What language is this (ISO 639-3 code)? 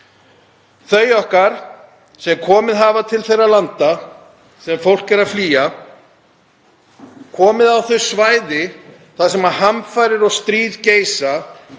isl